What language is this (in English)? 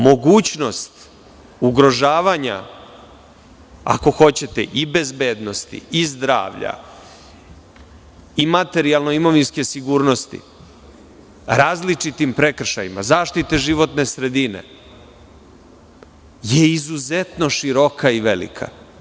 Serbian